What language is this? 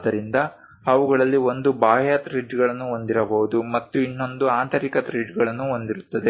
Kannada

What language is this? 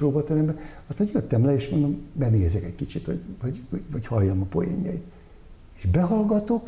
Hungarian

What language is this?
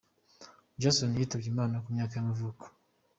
Kinyarwanda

